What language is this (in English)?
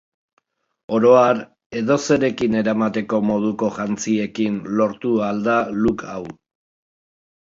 Basque